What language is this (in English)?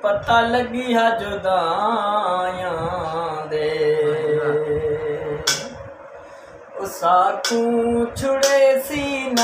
Hindi